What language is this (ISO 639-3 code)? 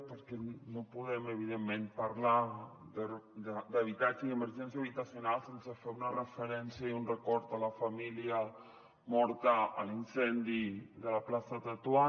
cat